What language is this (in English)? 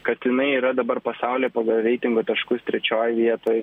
Lithuanian